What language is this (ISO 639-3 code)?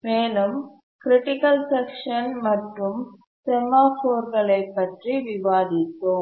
tam